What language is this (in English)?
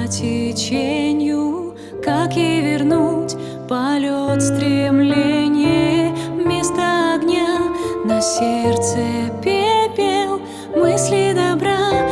Russian